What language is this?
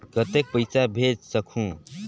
Chhattisgarhi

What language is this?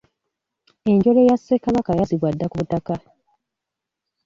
Ganda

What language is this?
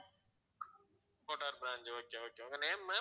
Tamil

